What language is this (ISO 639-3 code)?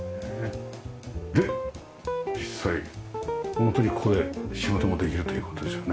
jpn